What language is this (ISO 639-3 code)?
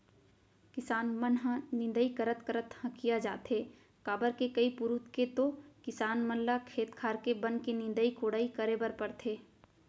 hne